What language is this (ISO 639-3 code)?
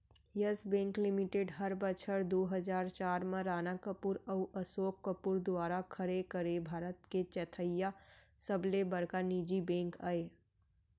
hne